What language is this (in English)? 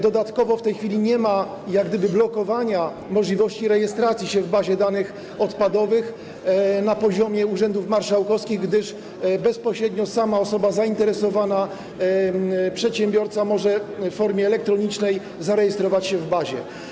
Polish